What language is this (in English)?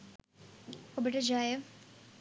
Sinhala